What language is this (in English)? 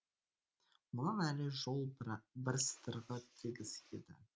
Kazakh